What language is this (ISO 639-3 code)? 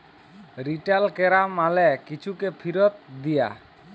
ben